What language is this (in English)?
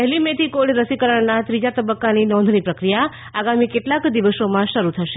Gujarati